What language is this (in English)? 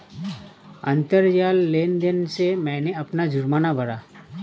Hindi